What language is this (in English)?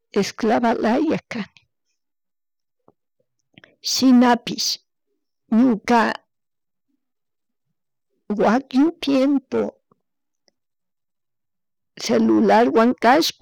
Chimborazo Highland Quichua